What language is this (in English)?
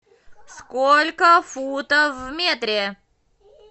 Russian